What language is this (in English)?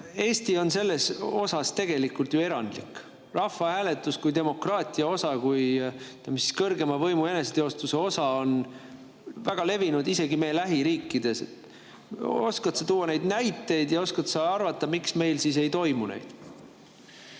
Estonian